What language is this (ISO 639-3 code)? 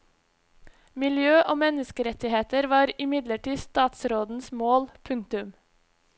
nor